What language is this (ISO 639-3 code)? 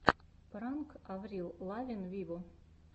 rus